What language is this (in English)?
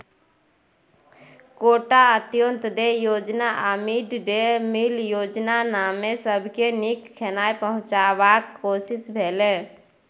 Maithili